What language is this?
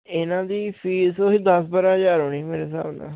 Punjabi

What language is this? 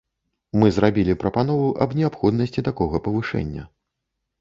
Belarusian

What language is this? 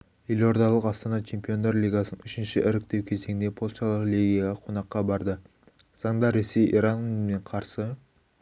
Kazakh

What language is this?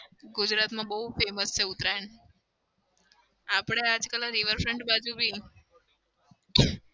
Gujarati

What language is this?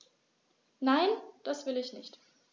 German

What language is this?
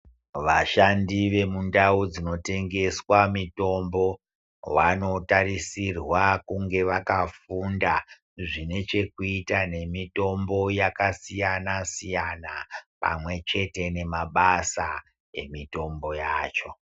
Ndau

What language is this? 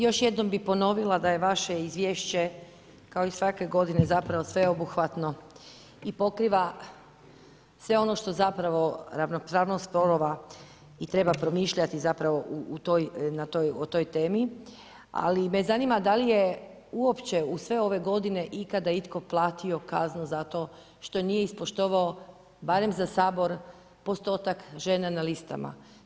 Croatian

